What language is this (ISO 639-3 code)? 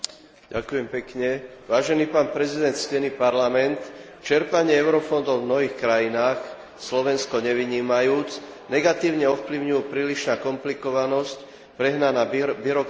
slk